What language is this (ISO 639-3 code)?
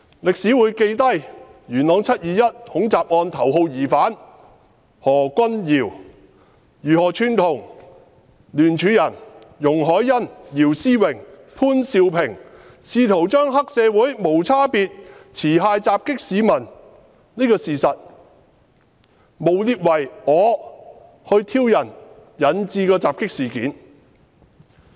yue